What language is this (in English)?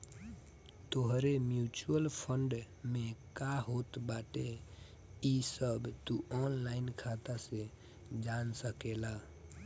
Bhojpuri